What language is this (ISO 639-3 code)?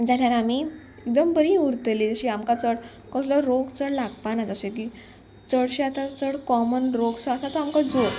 kok